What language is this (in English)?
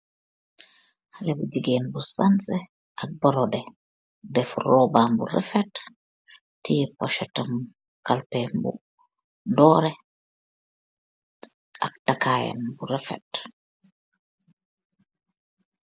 Wolof